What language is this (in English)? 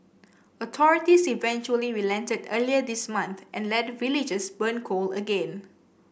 English